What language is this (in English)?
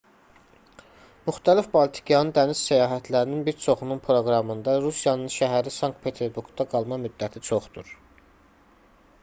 Azerbaijani